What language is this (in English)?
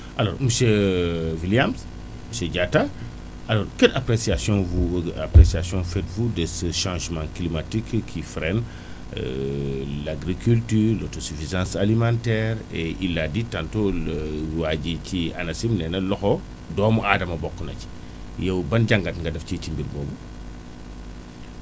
Wolof